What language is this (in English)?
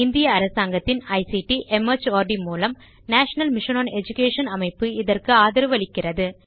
Tamil